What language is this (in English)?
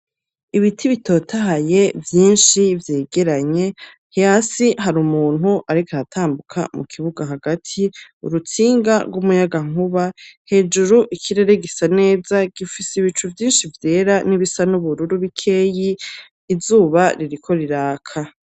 Rundi